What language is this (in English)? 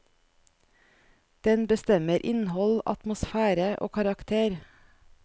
Norwegian